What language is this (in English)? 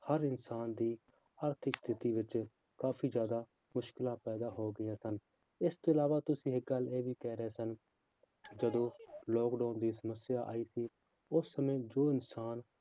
Punjabi